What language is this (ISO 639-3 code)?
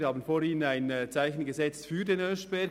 gsw